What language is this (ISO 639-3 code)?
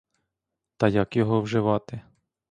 ukr